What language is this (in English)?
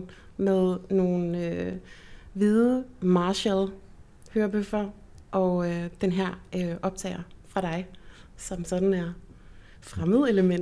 Danish